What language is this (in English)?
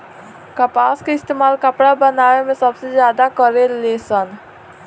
Bhojpuri